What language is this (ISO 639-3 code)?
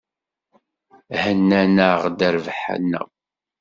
kab